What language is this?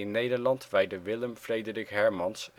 Dutch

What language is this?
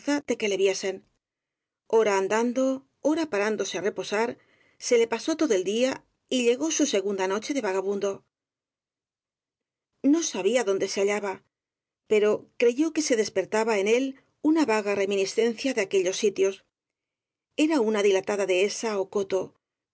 Spanish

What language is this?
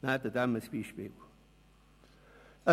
Swiss German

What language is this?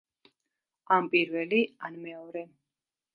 Georgian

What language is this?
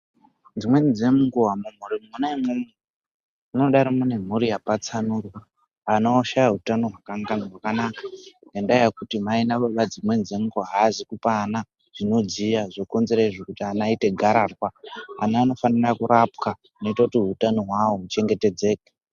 Ndau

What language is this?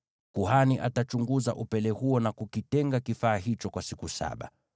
Swahili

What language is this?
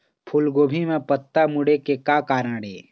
Chhattisgarhi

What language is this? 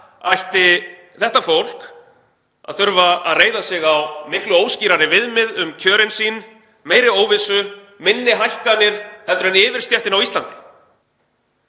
Icelandic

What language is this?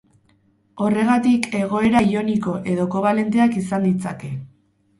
Basque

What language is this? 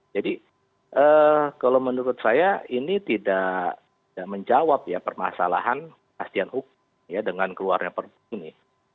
Indonesian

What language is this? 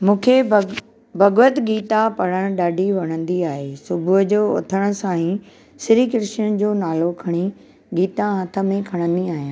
Sindhi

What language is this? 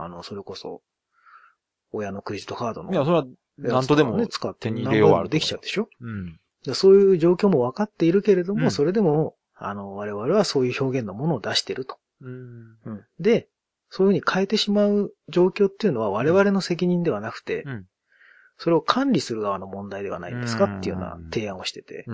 Japanese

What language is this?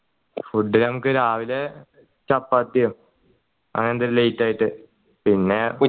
Malayalam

